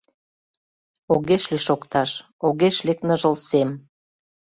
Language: Mari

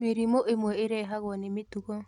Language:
Kikuyu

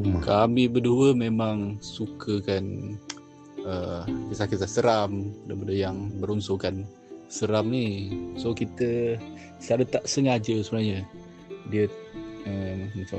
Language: Malay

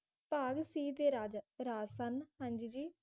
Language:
Punjabi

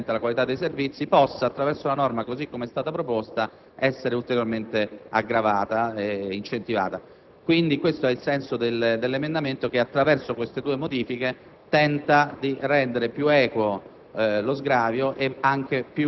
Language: Italian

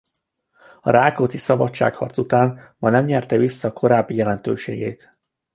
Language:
Hungarian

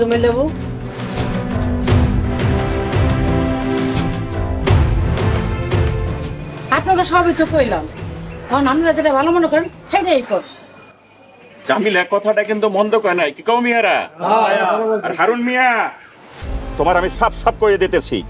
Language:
Bangla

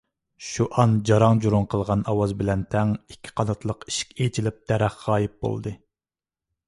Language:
Uyghur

